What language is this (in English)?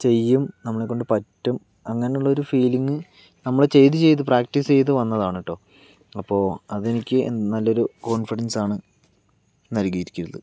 Malayalam